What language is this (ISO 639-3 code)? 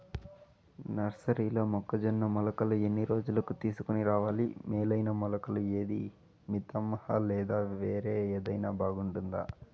tel